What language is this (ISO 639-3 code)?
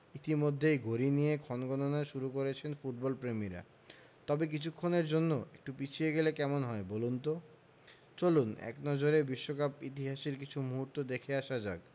ben